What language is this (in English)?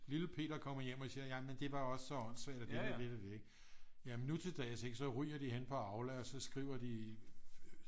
Danish